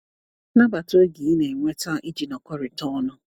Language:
Igbo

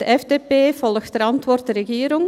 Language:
Swiss German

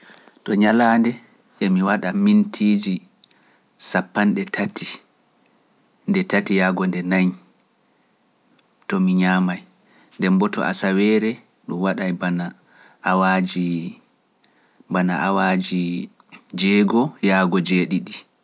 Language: Pular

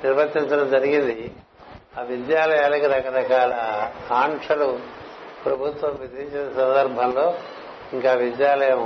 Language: Telugu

